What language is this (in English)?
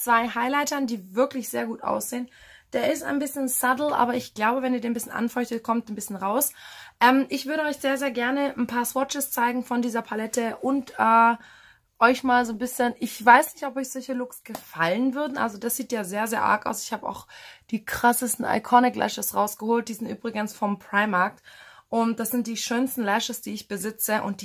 German